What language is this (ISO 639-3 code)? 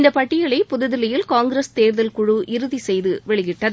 tam